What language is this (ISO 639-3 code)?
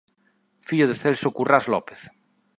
glg